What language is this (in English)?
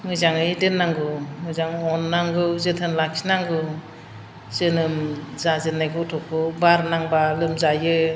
Bodo